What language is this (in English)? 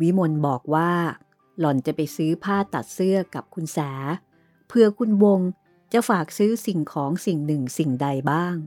Thai